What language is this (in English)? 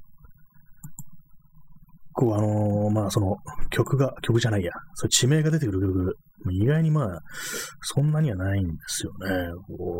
Japanese